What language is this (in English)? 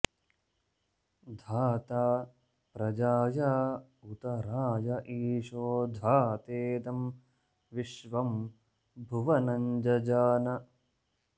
Sanskrit